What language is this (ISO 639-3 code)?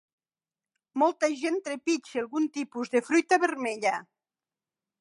cat